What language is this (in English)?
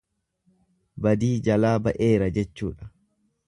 Oromo